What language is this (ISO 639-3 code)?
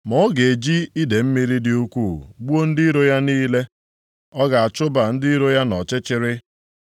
ibo